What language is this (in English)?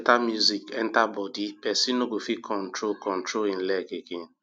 Nigerian Pidgin